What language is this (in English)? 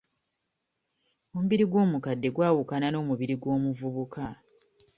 Ganda